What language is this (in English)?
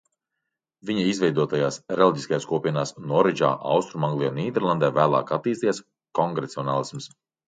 Latvian